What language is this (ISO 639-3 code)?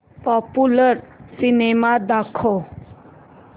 mar